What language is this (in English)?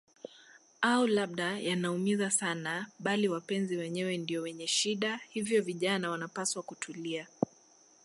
Swahili